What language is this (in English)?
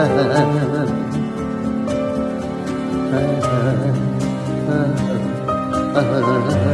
Turkish